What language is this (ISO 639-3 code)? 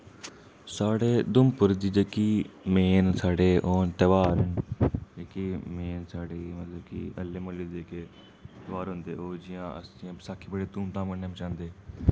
doi